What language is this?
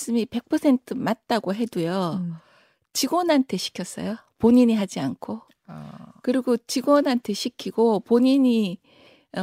Korean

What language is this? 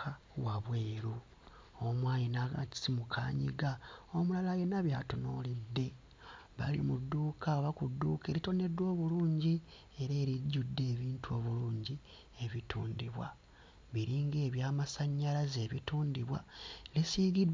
Ganda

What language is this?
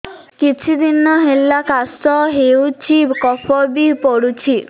Odia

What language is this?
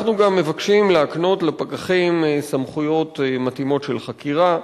Hebrew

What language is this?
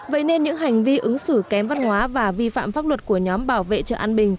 Vietnamese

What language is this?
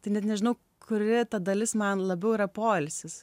Lithuanian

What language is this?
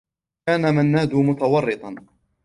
Arabic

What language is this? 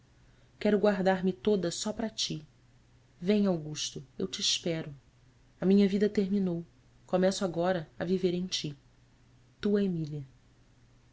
Portuguese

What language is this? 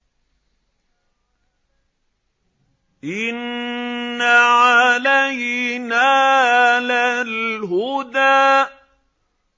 Arabic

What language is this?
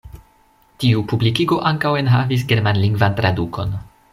Esperanto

